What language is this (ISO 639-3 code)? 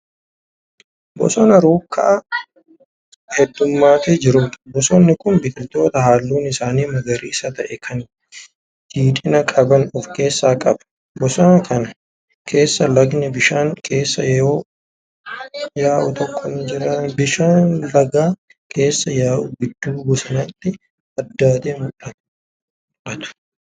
orm